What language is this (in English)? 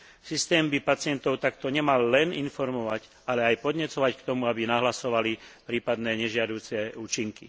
Slovak